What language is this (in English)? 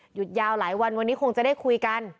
Thai